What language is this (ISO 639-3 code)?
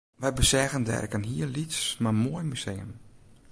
fry